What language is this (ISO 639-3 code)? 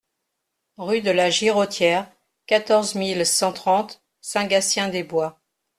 fra